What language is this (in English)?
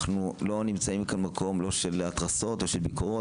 Hebrew